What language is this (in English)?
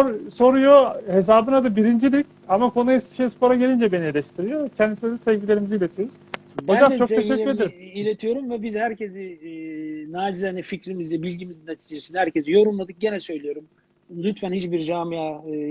Turkish